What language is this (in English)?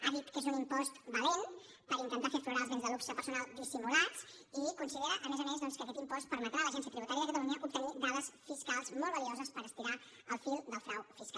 Catalan